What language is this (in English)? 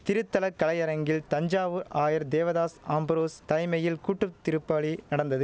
Tamil